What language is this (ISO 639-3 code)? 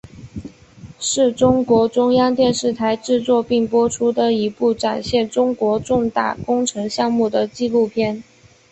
zho